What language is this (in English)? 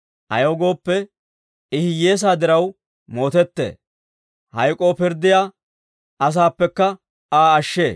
Dawro